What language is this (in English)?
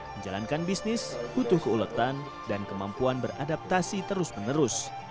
Indonesian